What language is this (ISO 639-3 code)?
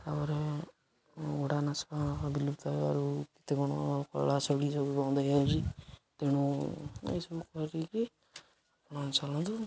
ori